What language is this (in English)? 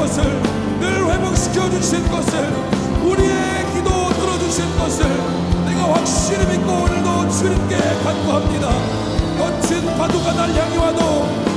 Korean